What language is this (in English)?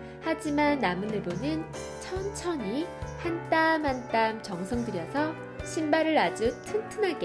Korean